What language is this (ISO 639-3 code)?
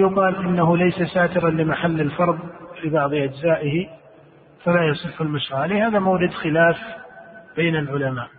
ara